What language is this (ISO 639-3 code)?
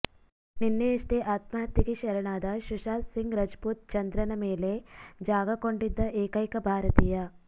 kan